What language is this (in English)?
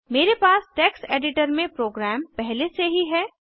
Hindi